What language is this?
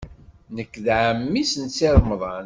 Kabyle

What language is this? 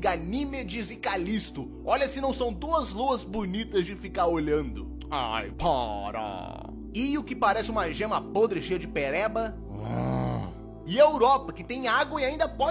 Portuguese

